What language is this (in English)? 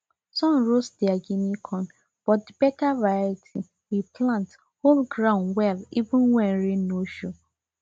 Nigerian Pidgin